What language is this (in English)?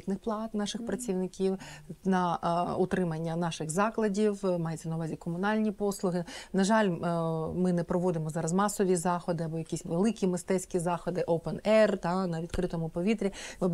Ukrainian